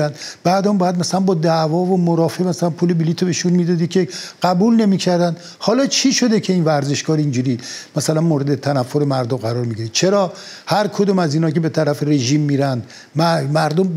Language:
Persian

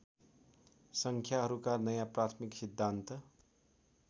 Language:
Nepali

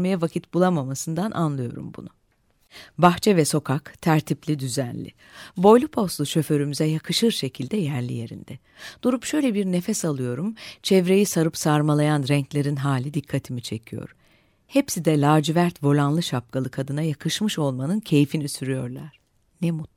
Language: Turkish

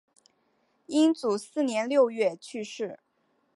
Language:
Chinese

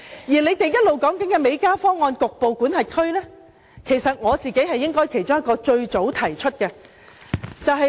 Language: Cantonese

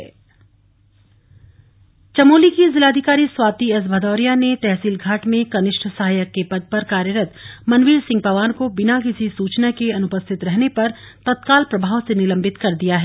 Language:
Hindi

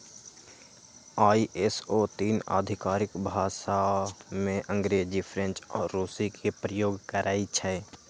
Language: Magahi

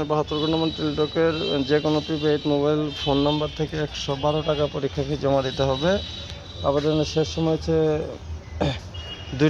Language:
Arabic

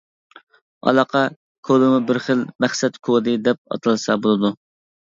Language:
Uyghur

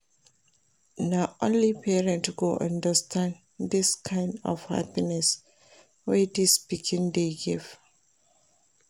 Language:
Nigerian Pidgin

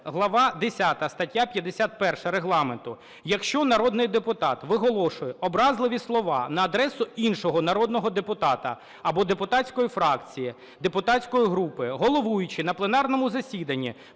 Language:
Ukrainian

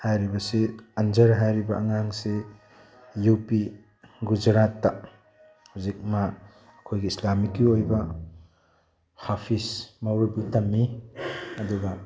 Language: Manipuri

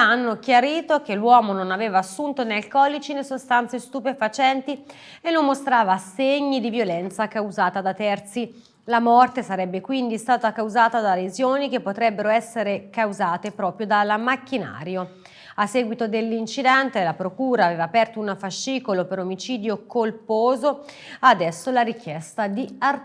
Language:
Italian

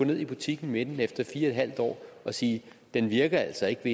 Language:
Danish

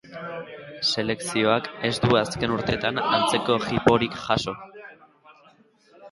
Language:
Basque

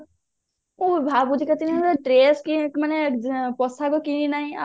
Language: Odia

